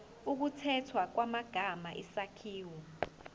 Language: Zulu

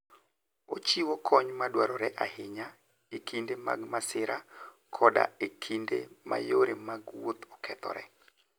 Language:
Luo (Kenya and Tanzania)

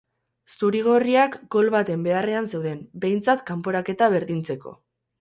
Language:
Basque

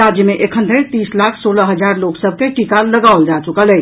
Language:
Maithili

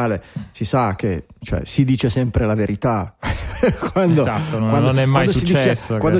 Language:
Italian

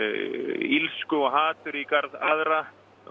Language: Icelandic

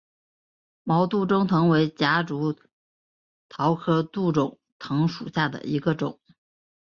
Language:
Chinese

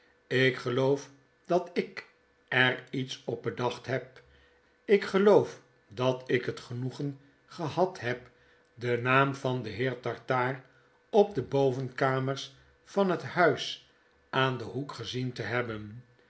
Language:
Dutch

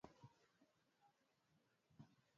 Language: Swahili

